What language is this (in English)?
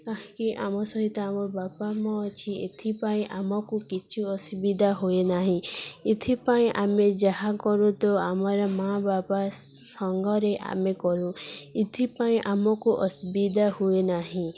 Odia